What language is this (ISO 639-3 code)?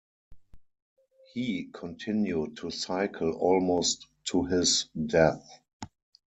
eng